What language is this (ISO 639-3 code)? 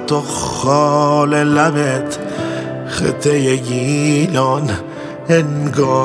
fas